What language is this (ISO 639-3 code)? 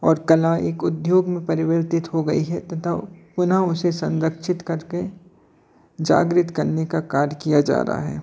hin